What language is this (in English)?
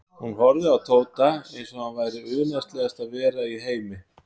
Icelandic